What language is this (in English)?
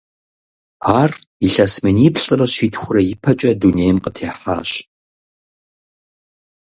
Kabardian